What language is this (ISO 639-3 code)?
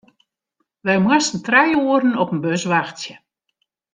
fry